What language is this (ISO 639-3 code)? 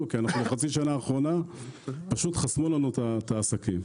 heb